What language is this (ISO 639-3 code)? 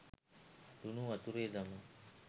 sin